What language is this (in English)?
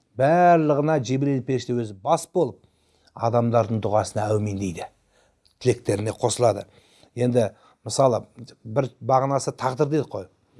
Turkish